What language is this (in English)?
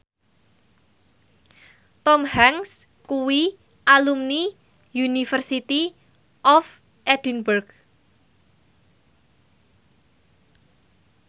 Javanese